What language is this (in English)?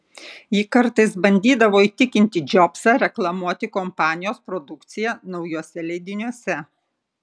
Lithuanian